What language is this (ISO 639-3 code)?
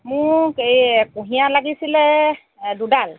asm